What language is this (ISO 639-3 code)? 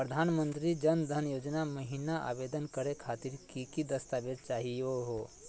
mag